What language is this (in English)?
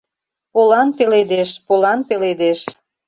Mari